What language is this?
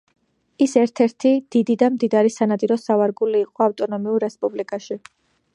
Georgian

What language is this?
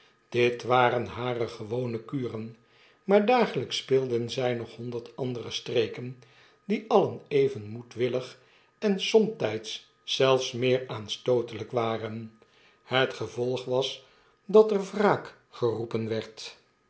Dutch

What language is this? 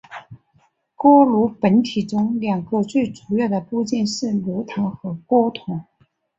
Chinese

